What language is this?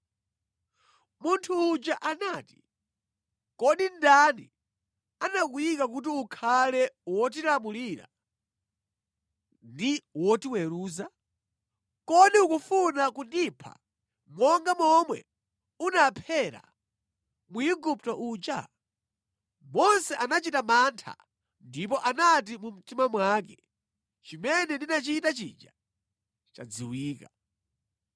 Nyanja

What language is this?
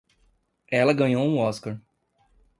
Portuguese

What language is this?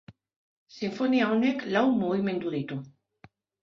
Basque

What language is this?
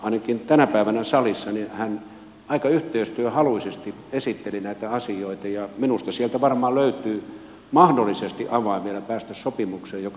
Finnish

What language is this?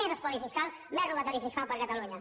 Catalan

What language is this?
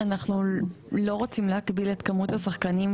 Hebrew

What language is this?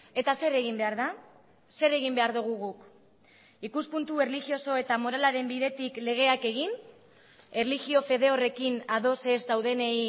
Basque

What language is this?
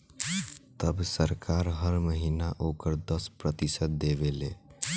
Bhojpuri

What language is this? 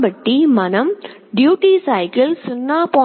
Telugu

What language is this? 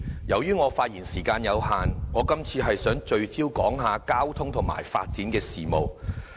Cantonese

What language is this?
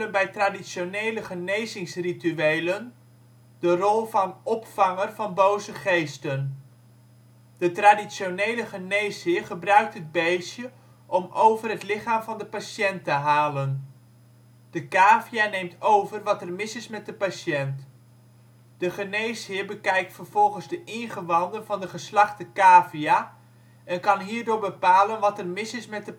Dutch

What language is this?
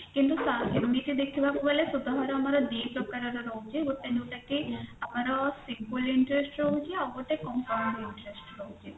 Odia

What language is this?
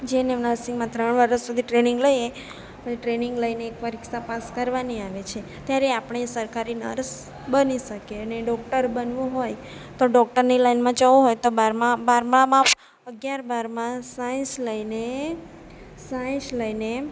Gujarati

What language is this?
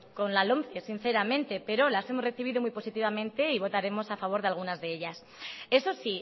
Spanish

